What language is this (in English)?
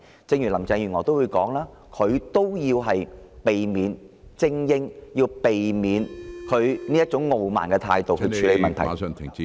Cantonese